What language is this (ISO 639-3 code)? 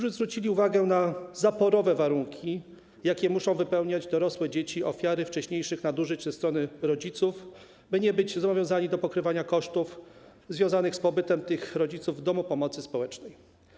pol